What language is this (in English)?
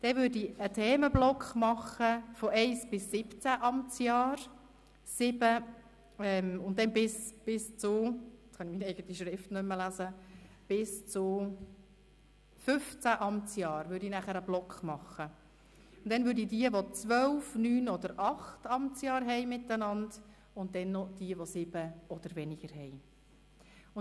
Swiss German